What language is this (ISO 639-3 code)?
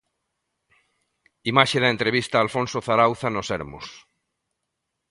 glg